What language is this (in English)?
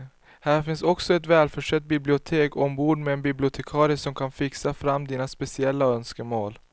Swedish